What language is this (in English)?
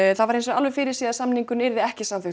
Icelandic